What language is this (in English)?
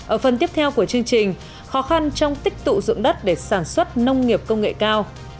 Vietnamese